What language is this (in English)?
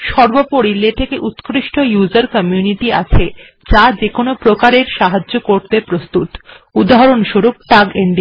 Bangla